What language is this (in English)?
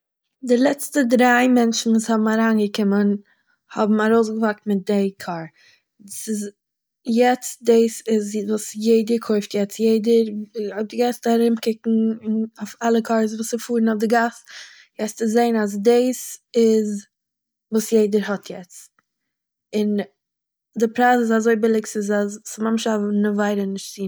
Yiddish